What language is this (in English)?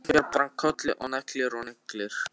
Icelandic